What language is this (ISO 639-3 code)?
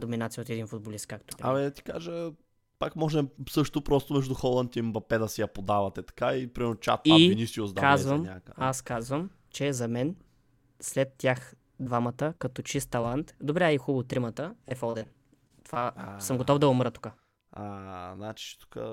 bul